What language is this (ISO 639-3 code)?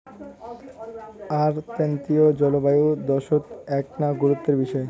ben